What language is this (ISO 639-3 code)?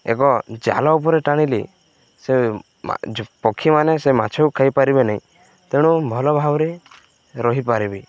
ori